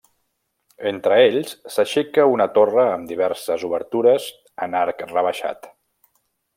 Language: Catalan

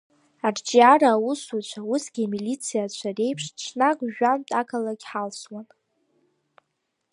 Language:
Abkhazian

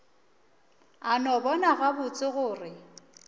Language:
Northern Sotho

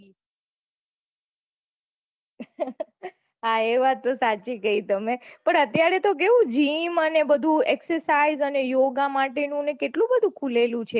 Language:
Gujarati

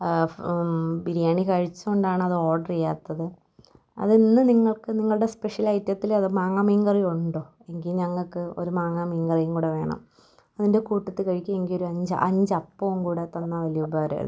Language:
Malayalam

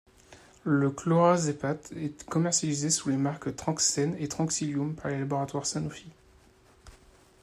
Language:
French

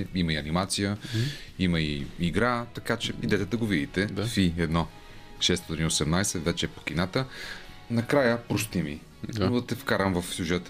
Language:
Bulgarian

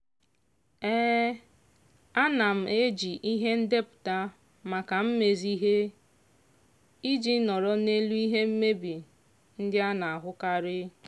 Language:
Igbo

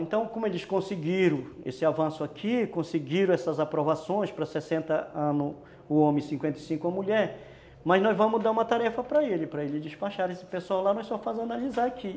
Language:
Portuguese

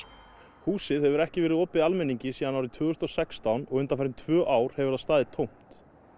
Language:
Icelandic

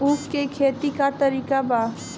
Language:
Bhojpuri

